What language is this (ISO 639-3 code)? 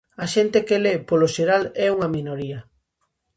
glg